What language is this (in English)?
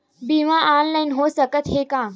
Chhattisgarhi